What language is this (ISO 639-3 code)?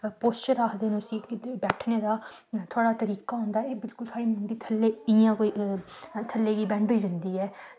doi